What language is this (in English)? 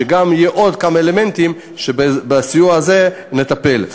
Hebrew